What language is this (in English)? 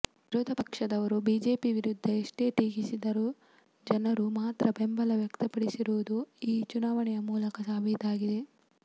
Kannada